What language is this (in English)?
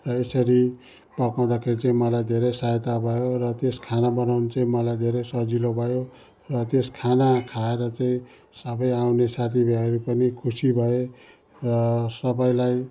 Nepali